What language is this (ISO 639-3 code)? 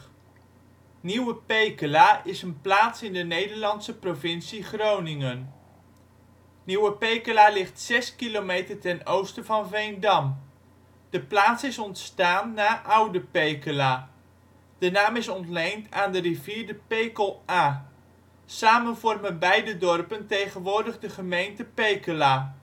nld